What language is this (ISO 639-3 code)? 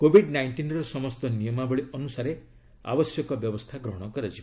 ori